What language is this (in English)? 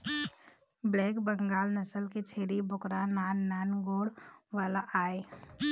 Chhattisgarhi